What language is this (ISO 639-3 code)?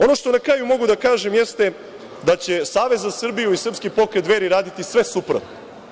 srp